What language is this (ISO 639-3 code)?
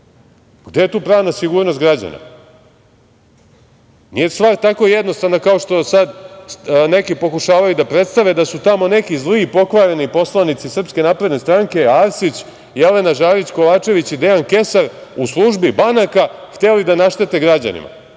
srp